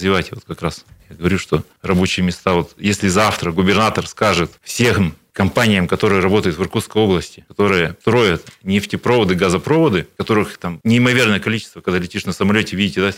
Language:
Russian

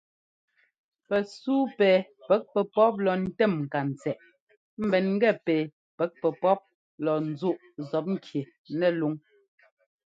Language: Ngomba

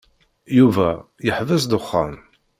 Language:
Kabyle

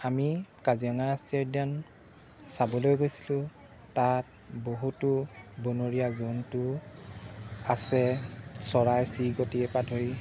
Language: Assamese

